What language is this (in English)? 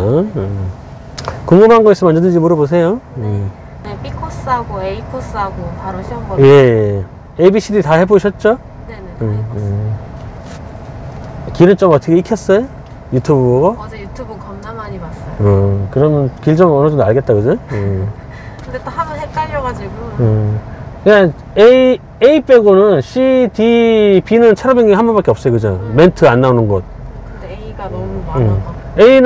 Korean